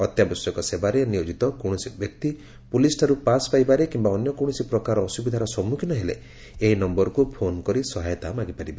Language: Odia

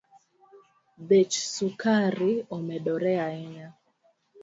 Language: Luo (Kenya and Tanzania)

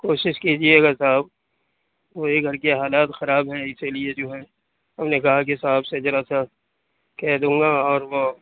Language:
Urdu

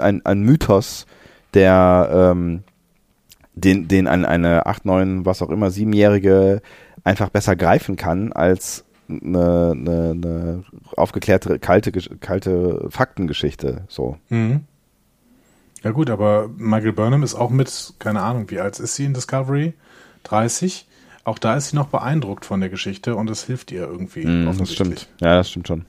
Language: German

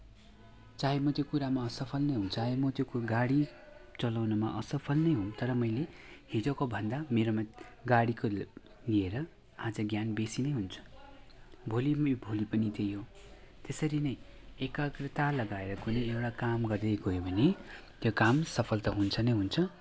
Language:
Nepali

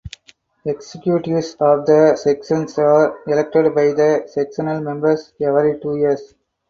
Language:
English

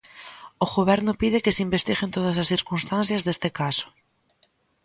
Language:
Galician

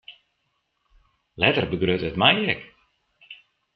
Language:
Western Frisian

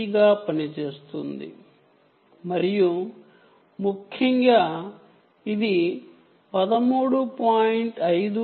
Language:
Telugu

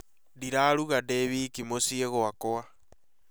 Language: Kikuyu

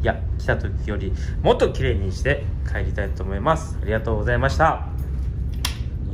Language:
Japanese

